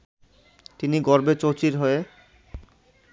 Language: Bangla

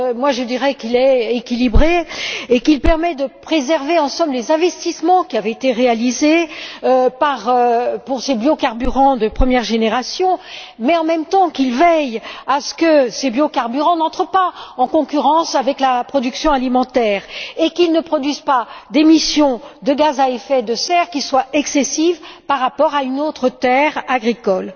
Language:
French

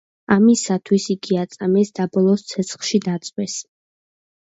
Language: Georgian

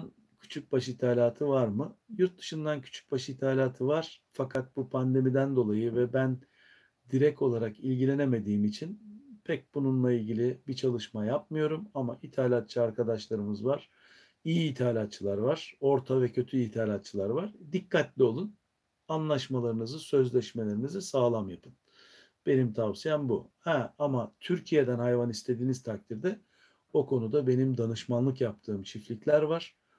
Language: Turkish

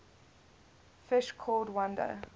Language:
English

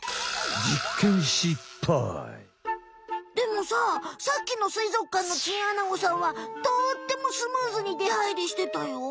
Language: Japanese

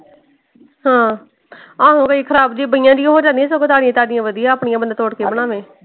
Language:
Punjabi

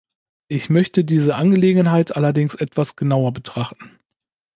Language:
German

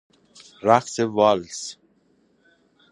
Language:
Persian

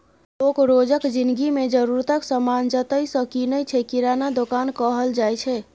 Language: Maithili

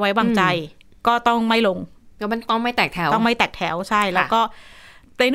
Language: Thai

